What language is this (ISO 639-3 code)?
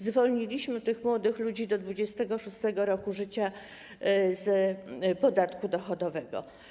pol